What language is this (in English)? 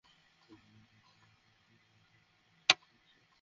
Bangla